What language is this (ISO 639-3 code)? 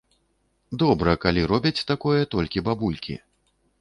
bel